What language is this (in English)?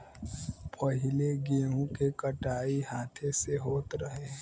Bhojpuri